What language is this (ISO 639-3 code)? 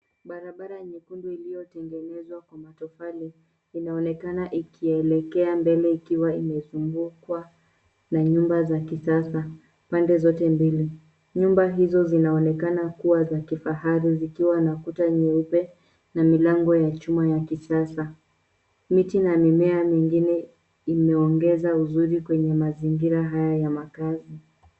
swa